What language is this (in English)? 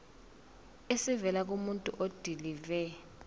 Zulu